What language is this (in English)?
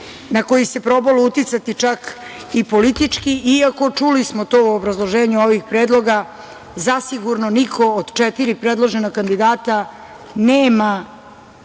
Serbian